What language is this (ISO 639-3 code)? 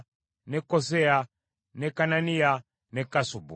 lug